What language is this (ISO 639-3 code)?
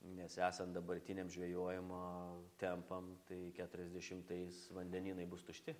lit